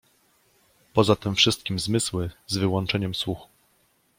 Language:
Polish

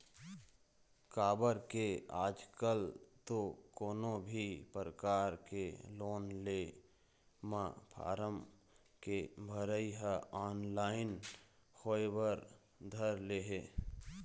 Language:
Chhattisgarhi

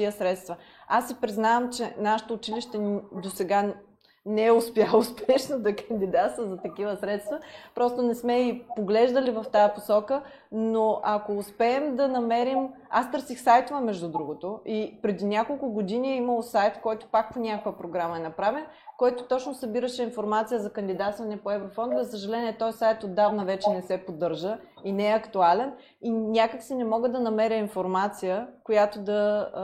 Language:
Bulgarian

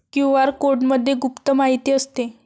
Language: Marathi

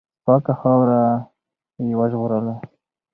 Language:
Pashto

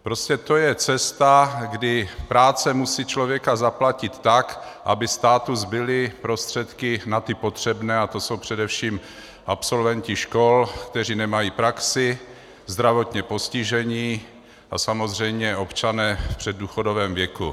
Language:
Czech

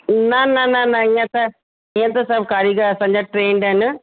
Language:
Sindhi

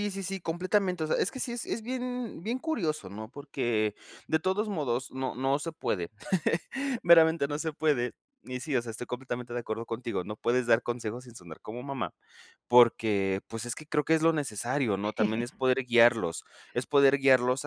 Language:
Spanish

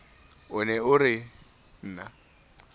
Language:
Southern Sotho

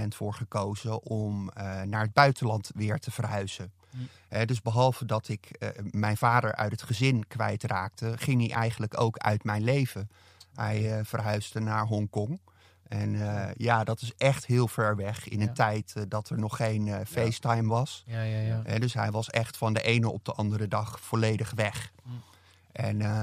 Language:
Dutch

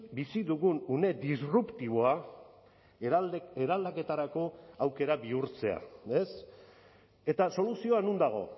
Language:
Basque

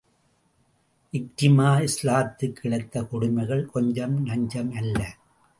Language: Tamil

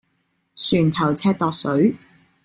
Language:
Cantonese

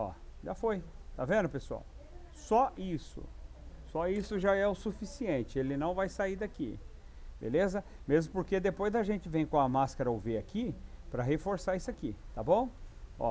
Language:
Portuguese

